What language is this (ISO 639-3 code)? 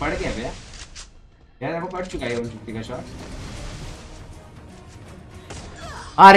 hin